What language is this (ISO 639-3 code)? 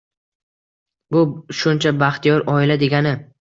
uzb